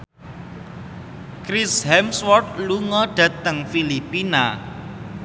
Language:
Javanese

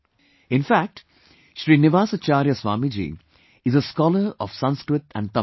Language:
English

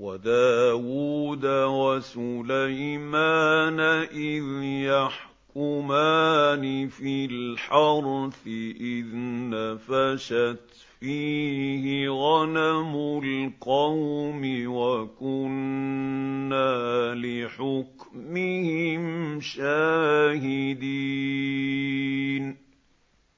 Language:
Arabic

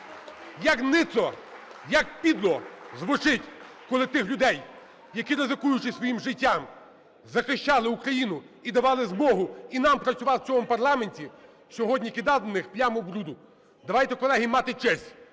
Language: Ukrainian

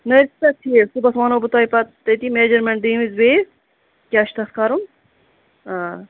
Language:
Kashmiri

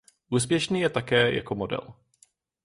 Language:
Czech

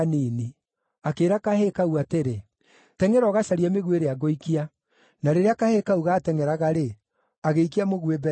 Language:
Kikuyu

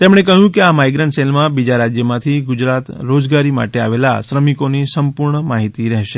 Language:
Gujarati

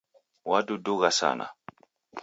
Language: Taita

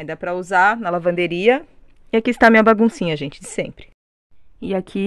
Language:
Portuguese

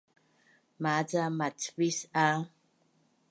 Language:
Bunun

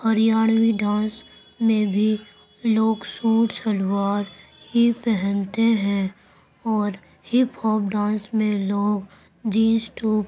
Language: Urdu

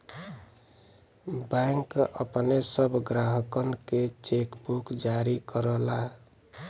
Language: Bhojpuri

